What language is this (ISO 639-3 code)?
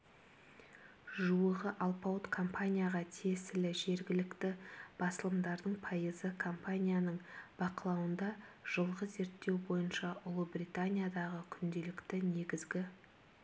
kaz